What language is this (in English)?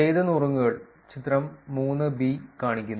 Malayalam